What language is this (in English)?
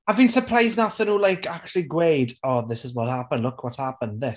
Welsh